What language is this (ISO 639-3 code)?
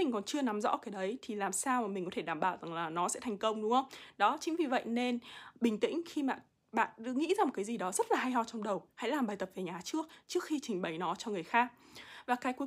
vie